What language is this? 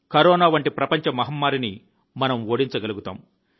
Telugu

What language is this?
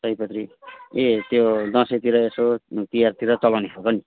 Nepali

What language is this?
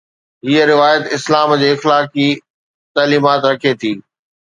Sindhi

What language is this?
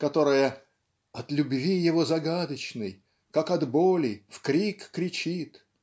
Russian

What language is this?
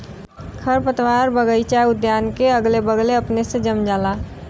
Bhojpuri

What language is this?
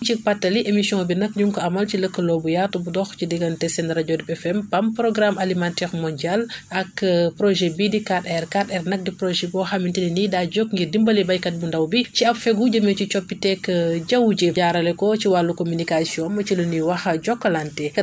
Wolof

